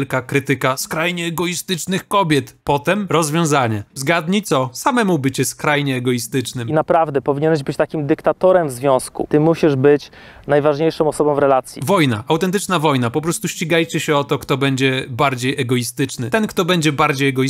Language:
Polish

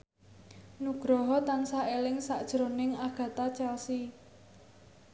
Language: Javanese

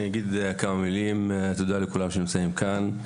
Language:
Hebrew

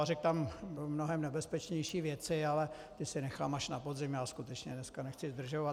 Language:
Czech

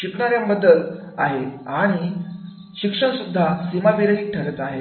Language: Marathi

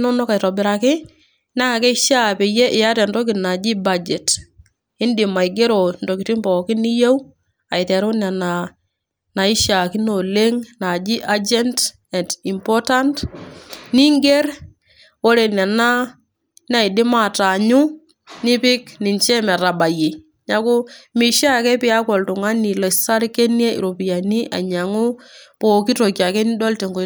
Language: Masai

